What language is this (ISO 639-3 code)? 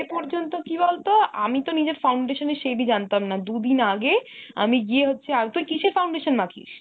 ben